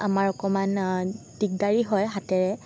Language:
Assamese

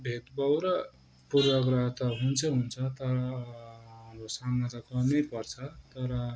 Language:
Nepali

